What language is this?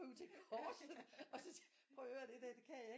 Danish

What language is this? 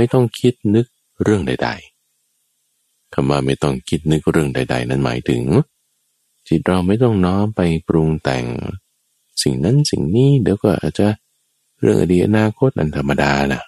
Thai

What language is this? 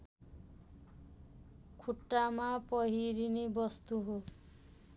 Nepali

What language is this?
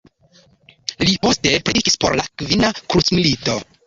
Esperanto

